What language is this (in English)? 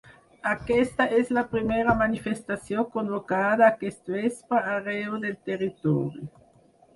Catalan